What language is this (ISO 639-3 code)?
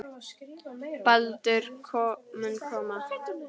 isl